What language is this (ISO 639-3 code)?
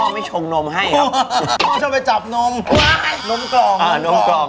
tha